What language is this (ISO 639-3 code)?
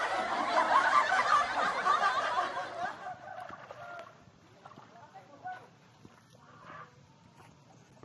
ind